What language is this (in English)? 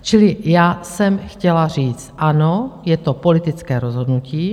Czech